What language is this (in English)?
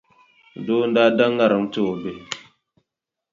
Dagbani